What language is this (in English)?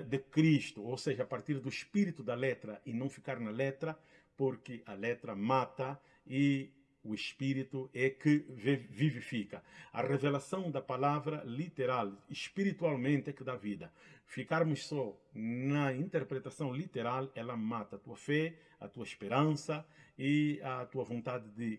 Portuguese